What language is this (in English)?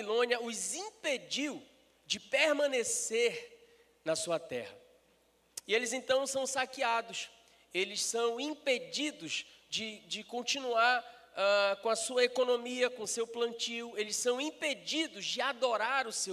Portuguese